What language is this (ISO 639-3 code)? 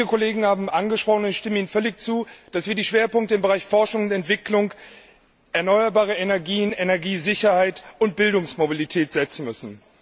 deu